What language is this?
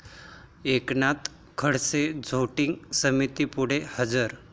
Marathi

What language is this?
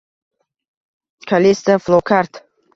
Uzbek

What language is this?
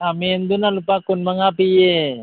Manipuri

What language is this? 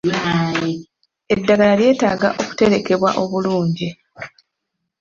Ganda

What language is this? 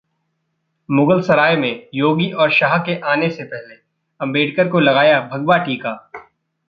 Hindi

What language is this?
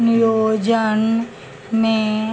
Maithili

